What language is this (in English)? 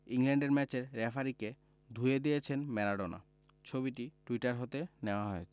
Bangla